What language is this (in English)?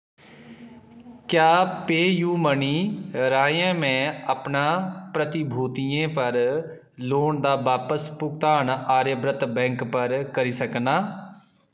Dogri